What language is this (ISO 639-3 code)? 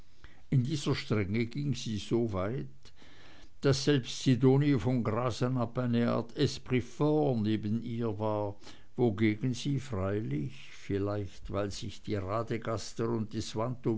deu